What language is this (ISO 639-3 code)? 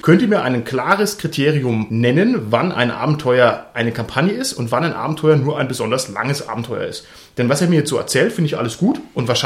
deu